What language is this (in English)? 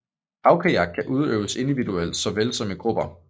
Danish